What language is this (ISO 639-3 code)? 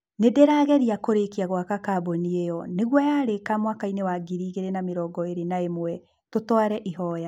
kik